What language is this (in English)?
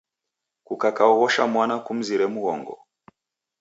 Taita